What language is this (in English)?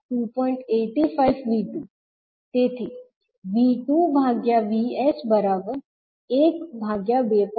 Gujarati